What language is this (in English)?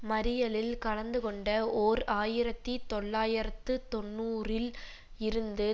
Tamil